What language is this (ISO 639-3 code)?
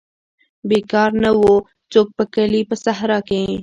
pus